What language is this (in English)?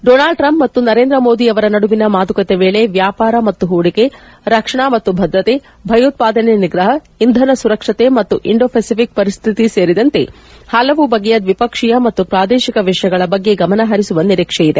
Kannada